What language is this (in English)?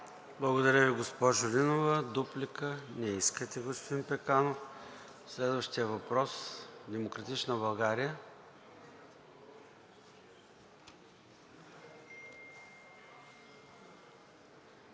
Bulgarian